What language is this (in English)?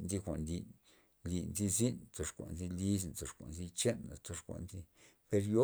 Loxicha Zapotec